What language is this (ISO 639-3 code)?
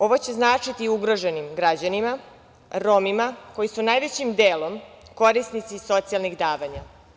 srp